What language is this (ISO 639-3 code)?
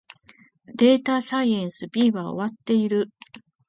jpn